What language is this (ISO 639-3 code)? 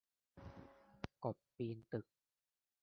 tha